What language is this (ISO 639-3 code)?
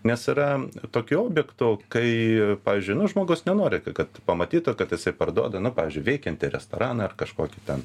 lit